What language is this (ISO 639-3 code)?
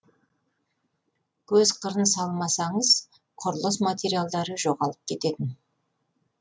kaz